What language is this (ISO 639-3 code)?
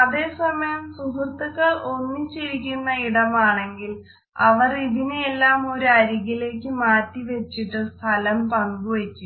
mal